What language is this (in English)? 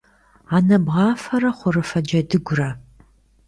Kabardian